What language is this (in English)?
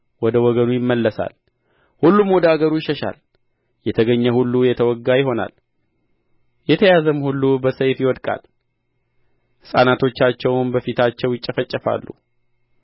Amharic